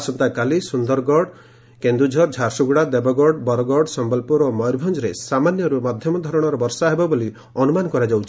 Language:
Odia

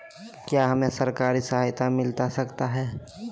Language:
Magahi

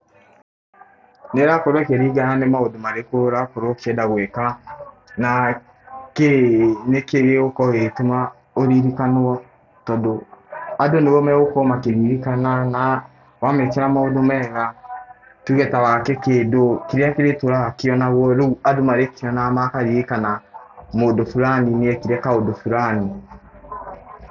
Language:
Kikuyu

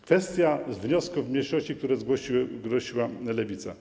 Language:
Polish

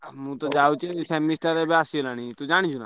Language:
Odia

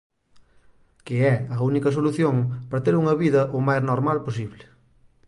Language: Galician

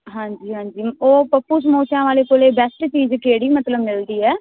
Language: Punjabi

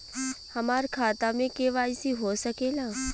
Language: Bhojpuri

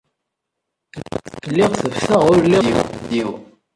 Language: Kabyle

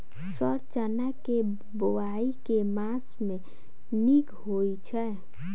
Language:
Maithili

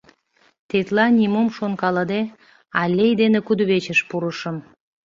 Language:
Mari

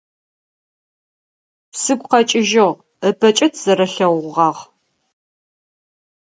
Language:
Adyghe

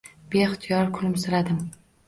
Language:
Uzbek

